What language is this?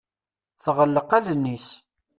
Kabyle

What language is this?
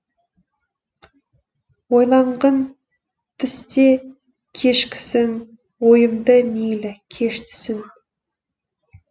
Kazakh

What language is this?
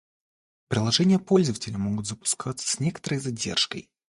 Russian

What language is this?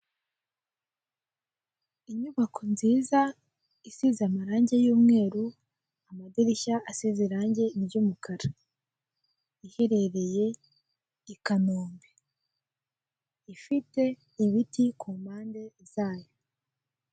Kinyarwanda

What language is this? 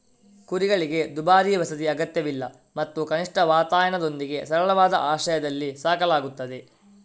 Kannada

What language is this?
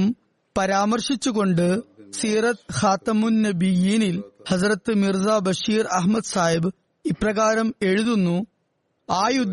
Malayalam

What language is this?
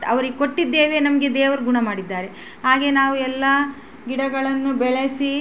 Kannada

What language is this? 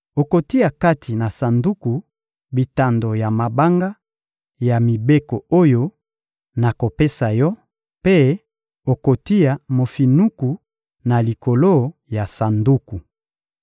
Lingala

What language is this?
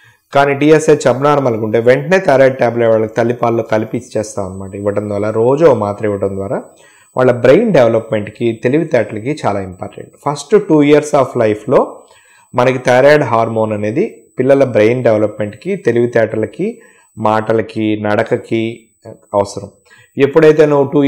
Telugu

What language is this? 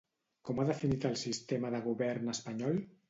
Catalan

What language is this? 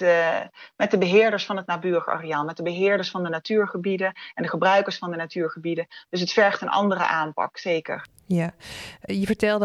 Dutch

